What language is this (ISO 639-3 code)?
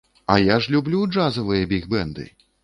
bel